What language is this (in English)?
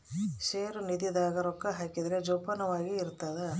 Kannada